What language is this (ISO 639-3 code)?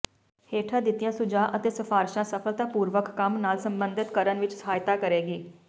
pan